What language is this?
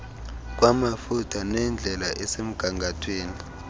Xhosa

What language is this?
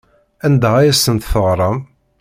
Kabyle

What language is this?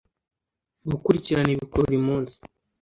Kinyarwanda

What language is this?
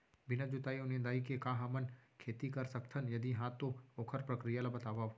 Chhattisgarhi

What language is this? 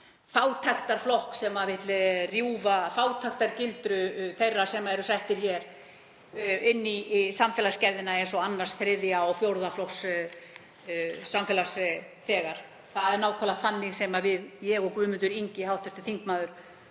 Icelandic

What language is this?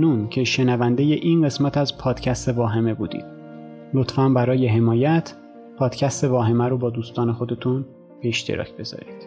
Persian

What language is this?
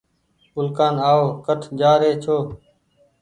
Goaria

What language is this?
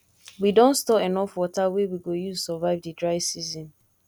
Nigerian Pidgin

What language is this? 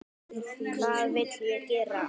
Icelandic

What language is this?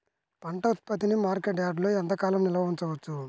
Telugu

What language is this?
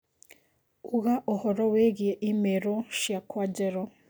Kikuyu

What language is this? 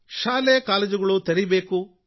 Kannada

